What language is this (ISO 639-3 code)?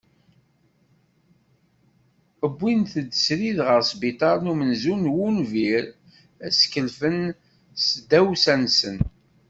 kab